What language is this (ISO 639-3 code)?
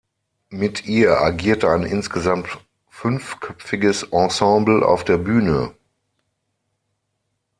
deu